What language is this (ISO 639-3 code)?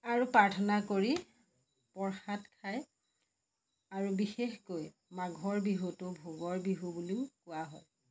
asm